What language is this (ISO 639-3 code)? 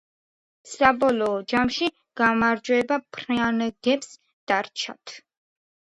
kat